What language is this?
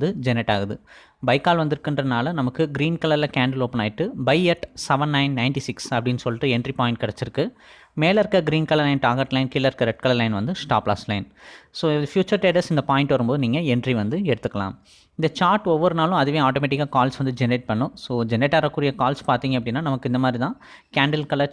Tamil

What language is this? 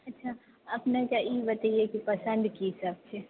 Maithili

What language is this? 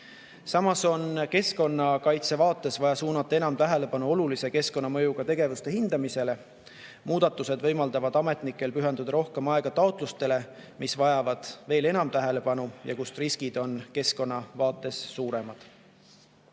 Estonian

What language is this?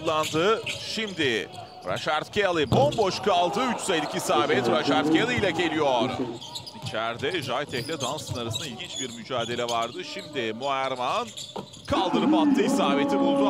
Turkish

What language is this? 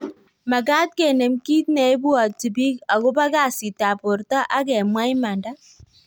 Kalenjin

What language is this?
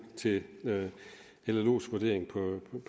Danish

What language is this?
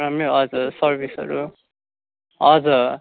Nepali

